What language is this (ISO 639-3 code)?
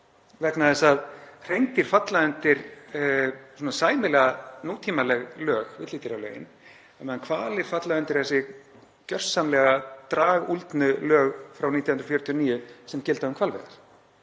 isl